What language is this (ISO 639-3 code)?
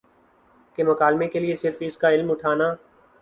urd